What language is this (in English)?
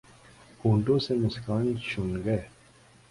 Urdu